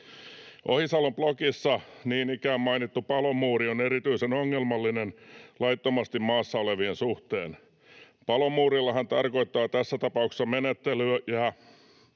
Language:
Finnish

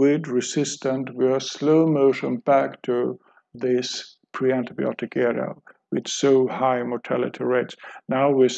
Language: English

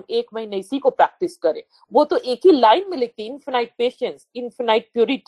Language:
Hindi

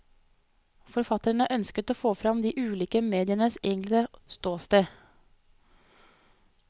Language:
Norwegian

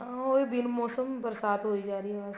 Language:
Punjabi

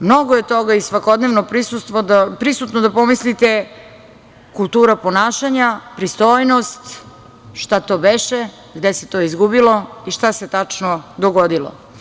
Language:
Serbian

